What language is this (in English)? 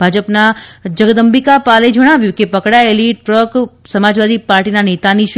Gujarati